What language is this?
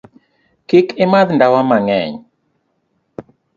Luo (Kenya and Tanzania)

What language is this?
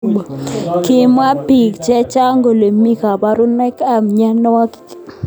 Kalenjin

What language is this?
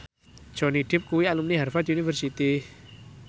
Javanese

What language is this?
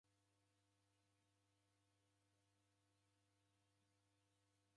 Taita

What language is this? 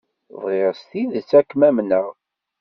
Kabyle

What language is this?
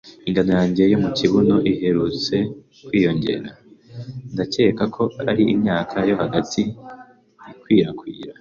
Kinyarwanda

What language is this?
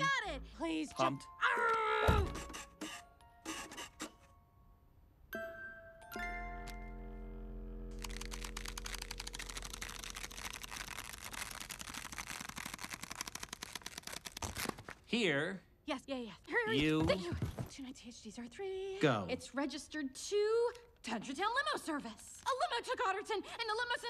English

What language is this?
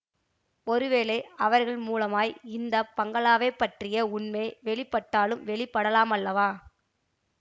Tamil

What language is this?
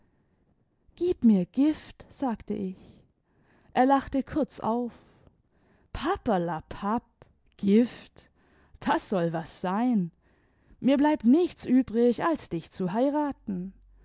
German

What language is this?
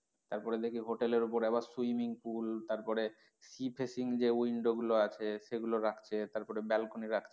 Bangla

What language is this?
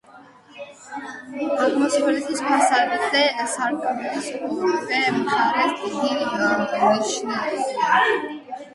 Georgian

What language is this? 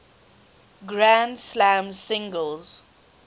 English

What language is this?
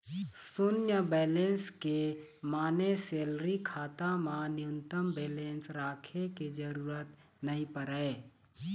Chhattisgarhi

